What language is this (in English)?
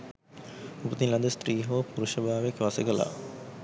Sinhala